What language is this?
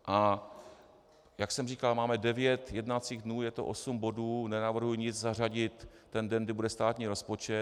Czech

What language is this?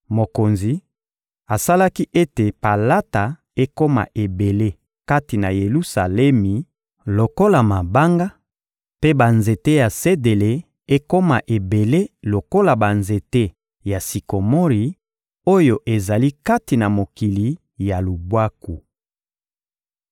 Lingala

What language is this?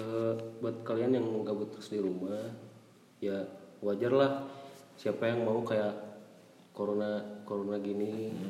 Indonesian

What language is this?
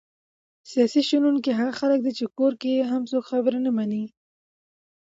Pashto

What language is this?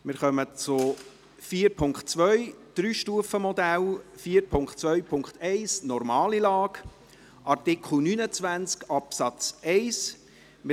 Swiss German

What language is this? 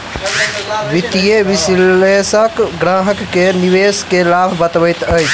Maithili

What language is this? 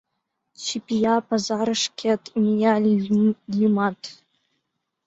Mari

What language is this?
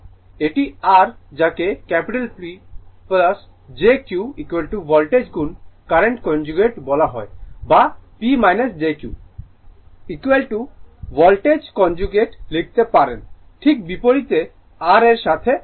Bangla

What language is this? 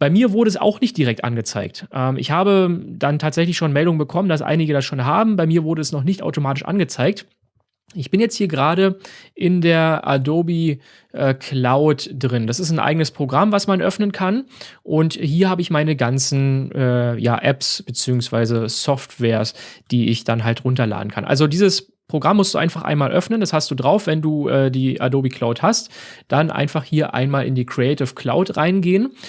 German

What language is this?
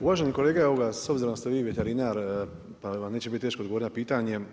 Croatian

